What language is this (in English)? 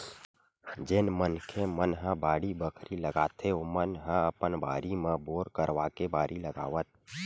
Chhattisgarhi